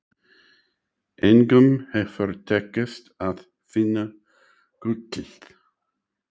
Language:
Icelandic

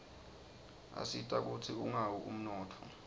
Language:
Swati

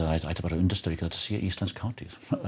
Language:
Icelandic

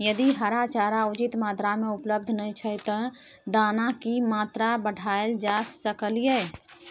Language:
Maithili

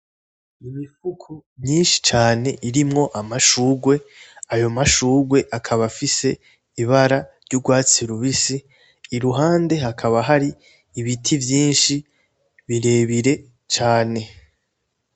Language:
Rundi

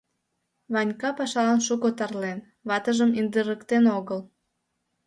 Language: Mari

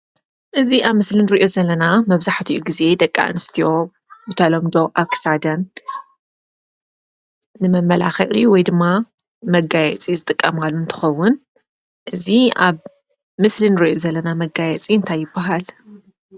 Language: Tigrinya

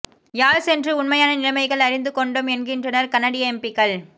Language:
Tamil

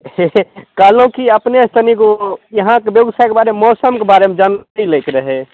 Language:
Maithili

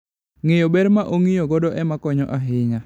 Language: Luo (Kenya and Tanzania)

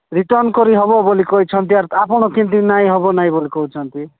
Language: Odia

